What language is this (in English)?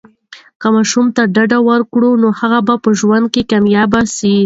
Pashto